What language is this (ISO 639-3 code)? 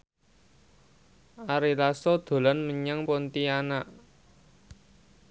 jav